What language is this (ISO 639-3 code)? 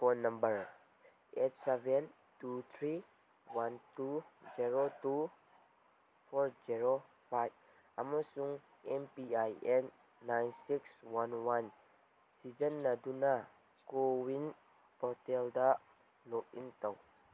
mni